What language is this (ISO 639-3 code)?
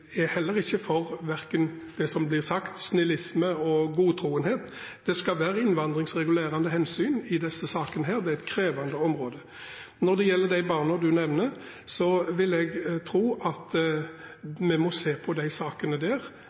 nob